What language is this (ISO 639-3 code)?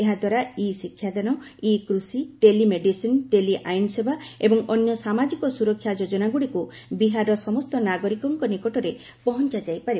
ori